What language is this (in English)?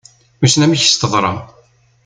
Kabyle